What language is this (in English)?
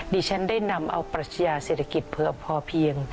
Thai